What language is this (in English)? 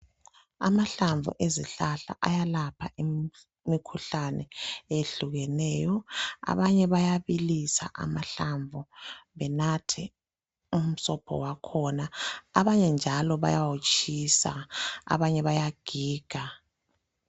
North Ndebele